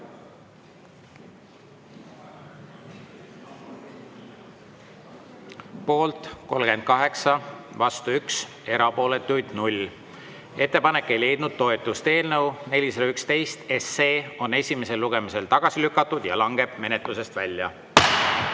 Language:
Estonian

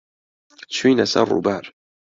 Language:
Central Kurdish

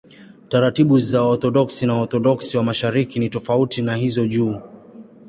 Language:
Swahili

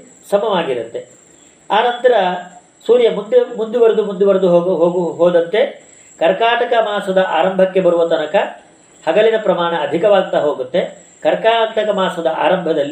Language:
Kannada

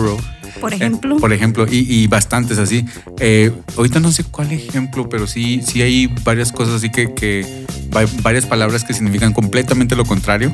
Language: Spanish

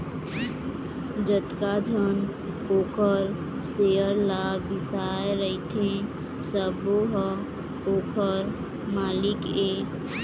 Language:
Chhattisgarhi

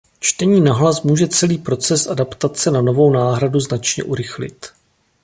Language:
Czech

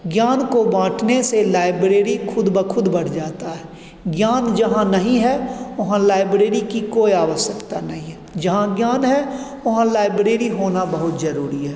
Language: Hindi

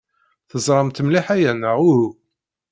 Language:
Kabyle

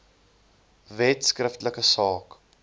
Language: Afrikaans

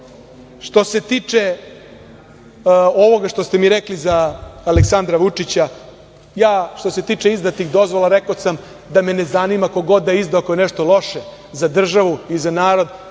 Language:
Serbian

